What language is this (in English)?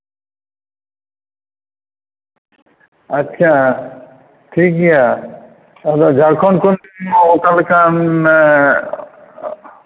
Santali